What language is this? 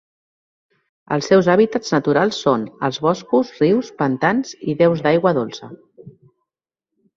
Catalan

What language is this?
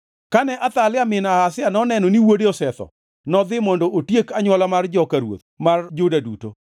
Luo (Kenya and Tanzania)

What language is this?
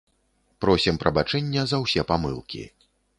Belarusian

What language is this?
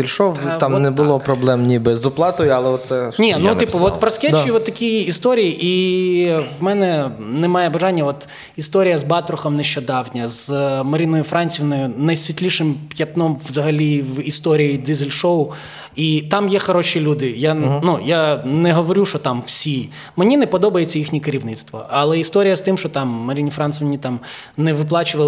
Ukrainian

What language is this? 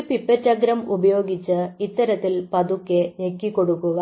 Malayalam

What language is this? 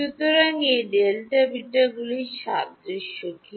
Bangla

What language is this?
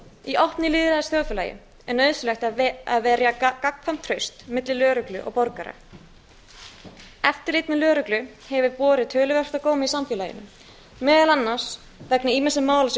Icelandic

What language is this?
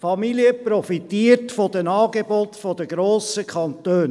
Swiss German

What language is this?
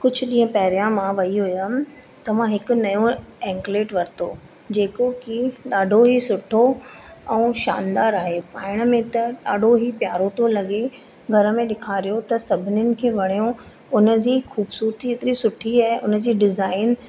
Sindhi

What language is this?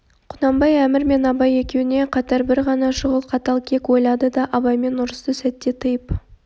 Kazakh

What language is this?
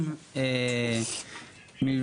Hebrew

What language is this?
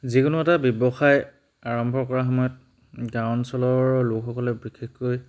Assamese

